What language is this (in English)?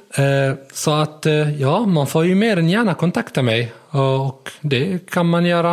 Swedish